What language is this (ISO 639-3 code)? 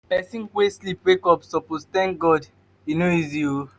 pcm